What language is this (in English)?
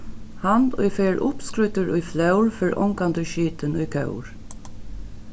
Faroese